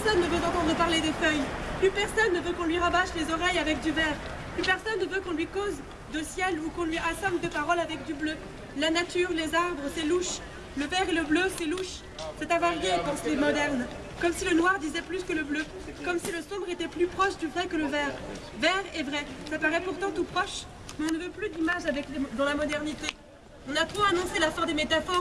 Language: French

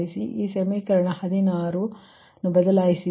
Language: Kannada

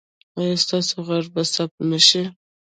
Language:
Pashto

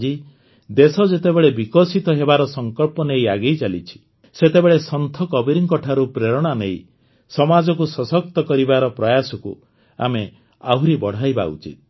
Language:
Odia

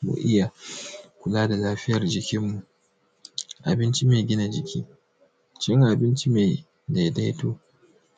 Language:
Hausa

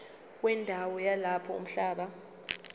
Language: Zulu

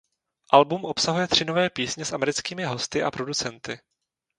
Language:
Czech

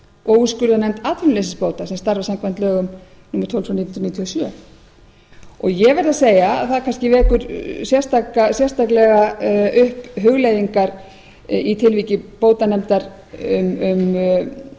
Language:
Icelandic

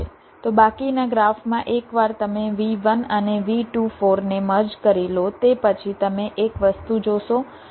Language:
Gujarati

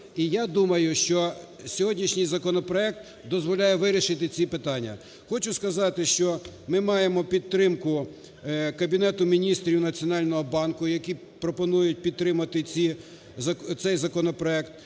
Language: Ukrainian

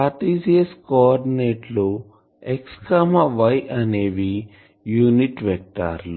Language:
Telugu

